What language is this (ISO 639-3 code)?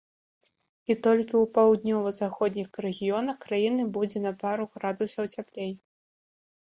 bel